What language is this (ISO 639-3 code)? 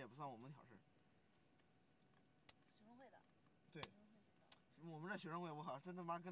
zho